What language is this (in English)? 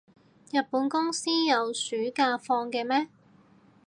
Cantonese